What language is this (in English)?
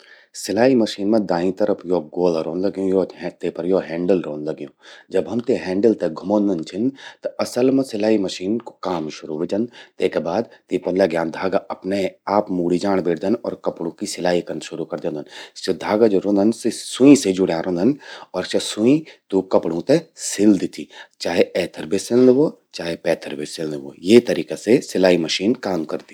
Garhwali